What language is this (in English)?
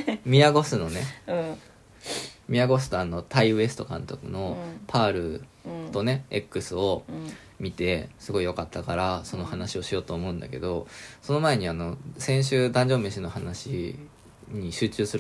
Japanese